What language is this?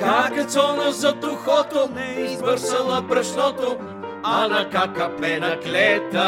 Bulgarian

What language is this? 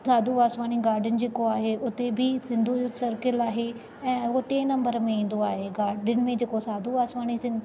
Sindhi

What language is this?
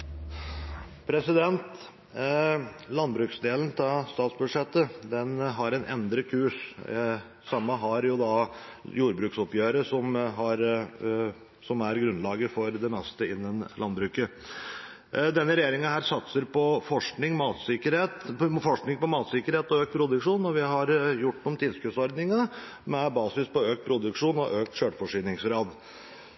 Norwegian Bokmål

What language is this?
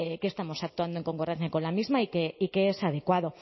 Spanish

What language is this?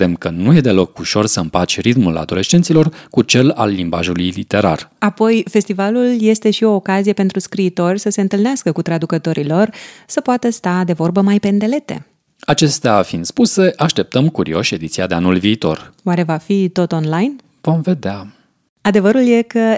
Romanian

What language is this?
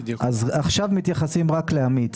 Hebrew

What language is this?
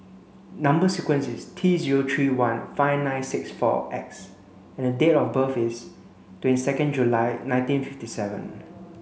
English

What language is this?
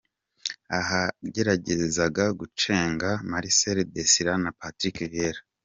Kinyarwanda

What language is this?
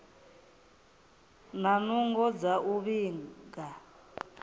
Venda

